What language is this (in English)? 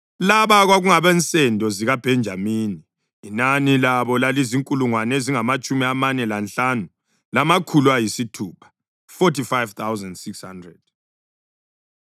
North Ndebele